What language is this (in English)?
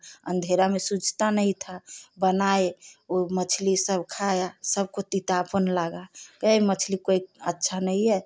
Hindi